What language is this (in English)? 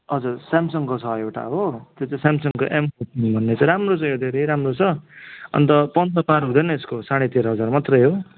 Nepali